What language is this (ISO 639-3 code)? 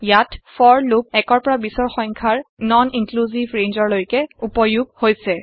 asm